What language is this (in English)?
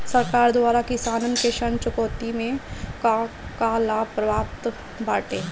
Bhojpuri